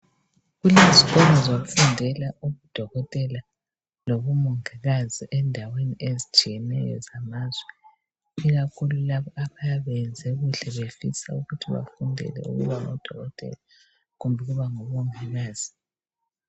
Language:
North Ndebele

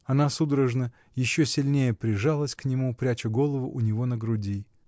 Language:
Russian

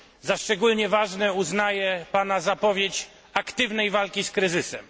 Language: Polish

